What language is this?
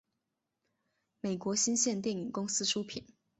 Chinese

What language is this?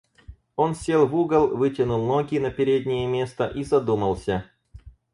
Russian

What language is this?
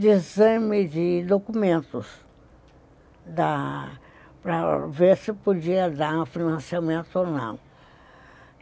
Portuguese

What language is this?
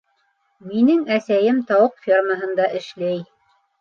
Bashkir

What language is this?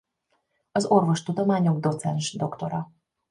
Hungarian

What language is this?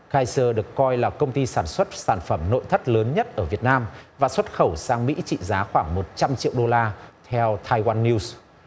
Vietnamese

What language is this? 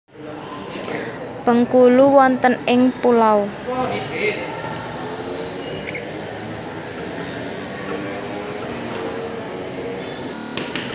Javanese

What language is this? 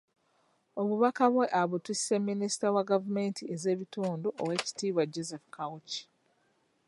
Ganda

